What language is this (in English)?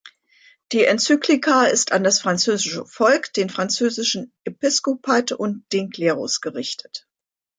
German